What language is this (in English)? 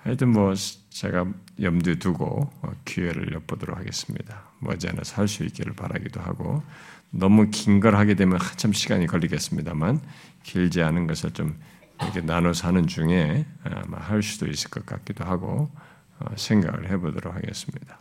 Korean